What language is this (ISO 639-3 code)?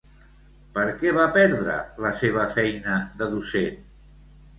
cat